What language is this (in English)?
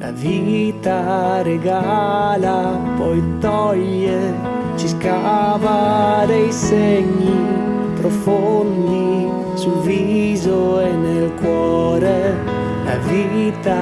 Italian